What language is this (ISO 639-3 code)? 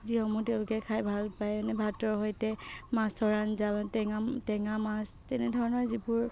asm